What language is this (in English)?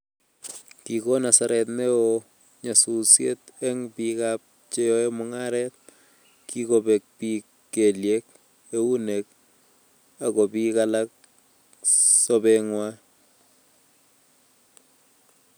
Kalenjin